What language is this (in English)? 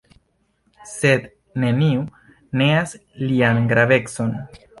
Esperanto